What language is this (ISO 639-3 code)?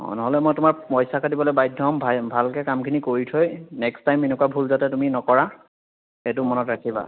asm